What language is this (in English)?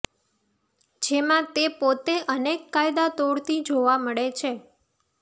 Gujarati